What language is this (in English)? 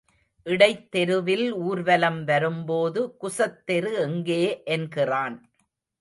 Tamil